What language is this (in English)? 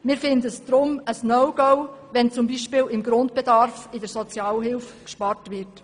Swiss German